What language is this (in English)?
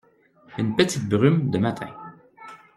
French